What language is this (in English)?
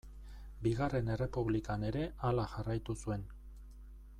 Basque